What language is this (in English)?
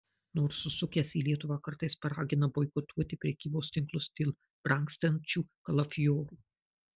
Lithuanian